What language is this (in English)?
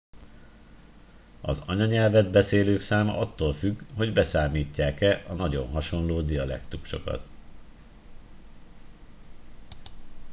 Hungarian